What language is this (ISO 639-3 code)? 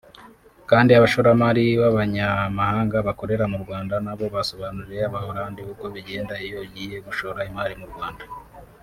kin